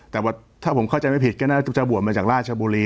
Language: Thai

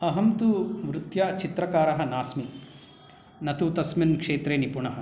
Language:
Sanskrit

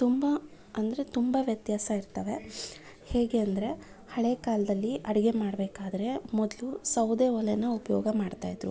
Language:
Kannada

